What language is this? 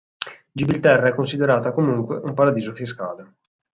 Italian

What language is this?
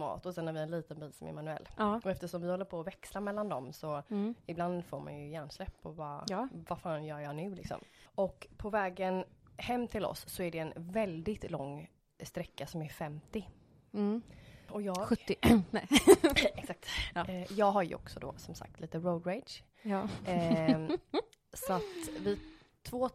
Swedish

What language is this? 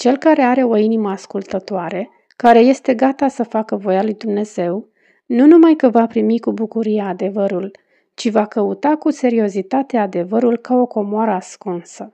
Romanian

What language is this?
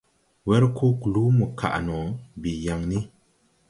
Tupuri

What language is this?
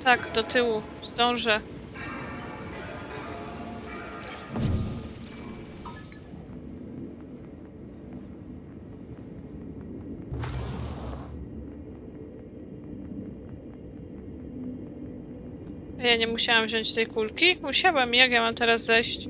Polish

